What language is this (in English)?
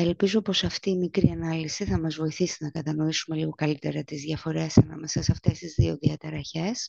Greek